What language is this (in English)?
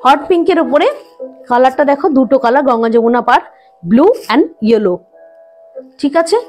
English